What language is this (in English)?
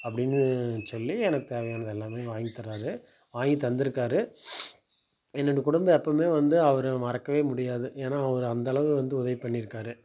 Tamil